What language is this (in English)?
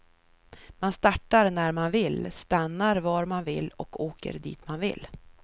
Swedish